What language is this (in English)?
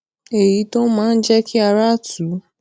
Yoruba